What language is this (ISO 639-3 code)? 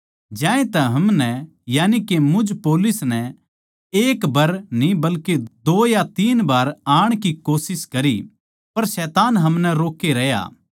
bgc